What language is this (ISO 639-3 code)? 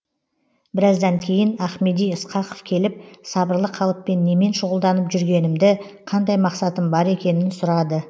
kaz